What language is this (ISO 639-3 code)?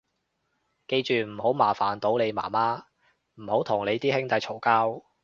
yue